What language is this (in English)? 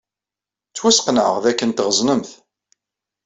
Kabyle